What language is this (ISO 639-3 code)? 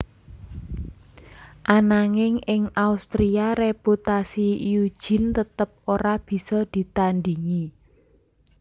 jav